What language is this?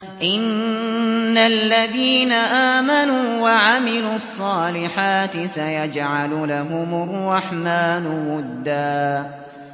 Arabic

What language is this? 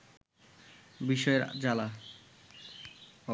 Bangla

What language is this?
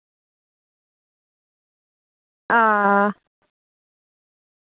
Dogri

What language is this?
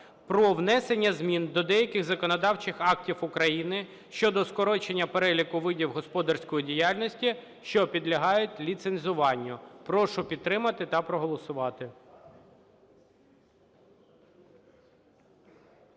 Ukrainian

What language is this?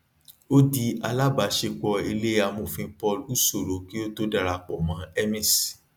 Yoruba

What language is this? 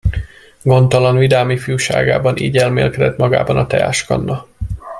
Hungarian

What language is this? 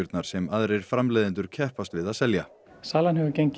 Icelandic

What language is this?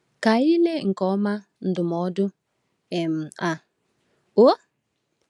Igbo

